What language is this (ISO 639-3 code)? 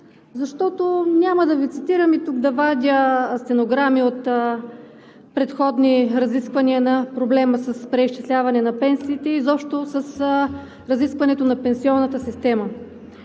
bul